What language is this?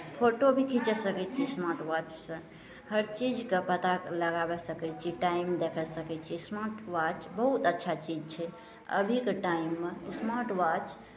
Maithili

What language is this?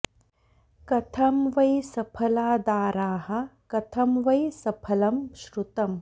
Sanskrit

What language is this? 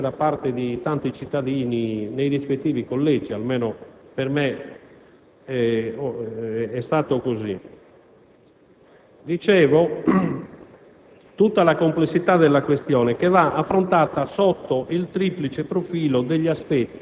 Italian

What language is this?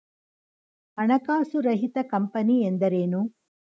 Kannada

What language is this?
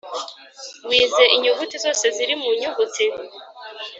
Kinyarwanda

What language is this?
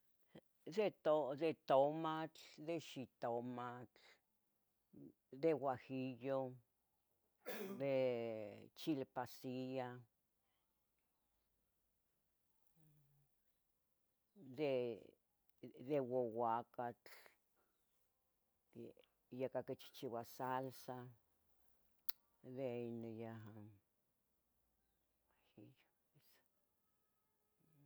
Tetelcingo Nahuatl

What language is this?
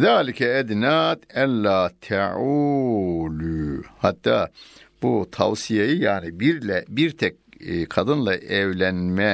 Turkish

